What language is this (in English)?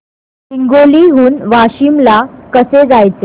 Marathi